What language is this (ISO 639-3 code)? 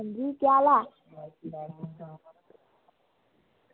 doi